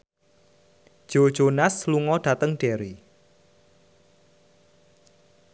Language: Javanese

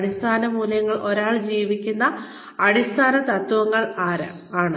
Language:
Malayalam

